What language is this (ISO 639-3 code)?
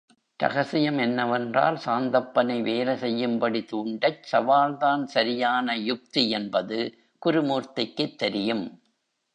tam